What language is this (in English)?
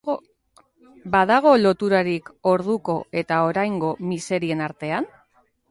Basque